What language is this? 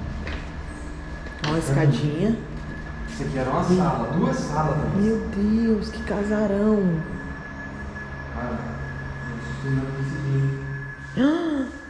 Portuguese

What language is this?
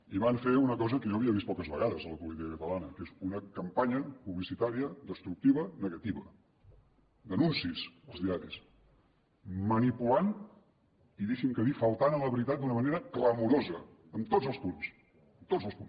Catalan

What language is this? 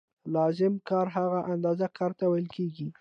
Pashto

